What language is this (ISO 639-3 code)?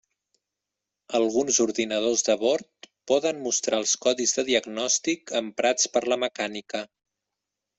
cat